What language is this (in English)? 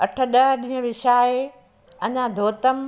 Sindhi